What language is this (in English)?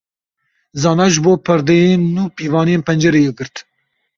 Kurdish